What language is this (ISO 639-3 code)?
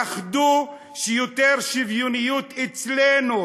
heb